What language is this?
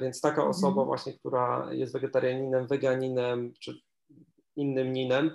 Polish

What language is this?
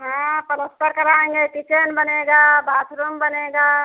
Hindi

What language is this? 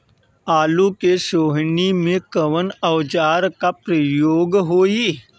Bhojpuri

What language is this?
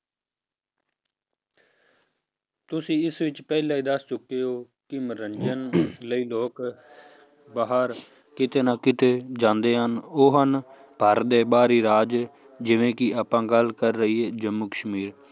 Punjabi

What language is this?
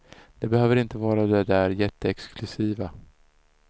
Swedish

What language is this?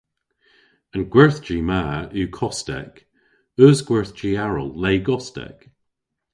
Cornish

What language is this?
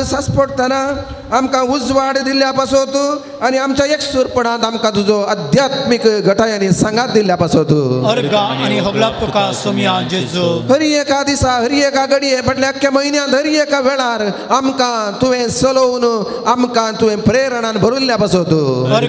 Romanian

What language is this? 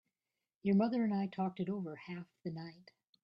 English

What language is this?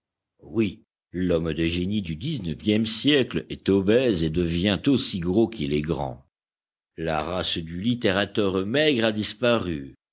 French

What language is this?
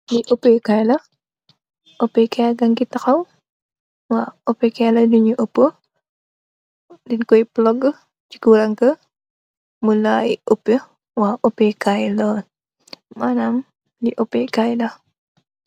Wolof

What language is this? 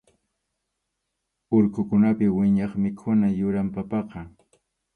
Arequipa-La Unión Quechua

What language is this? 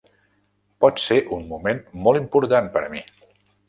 Catalan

